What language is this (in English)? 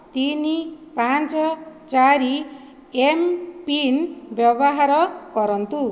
Odia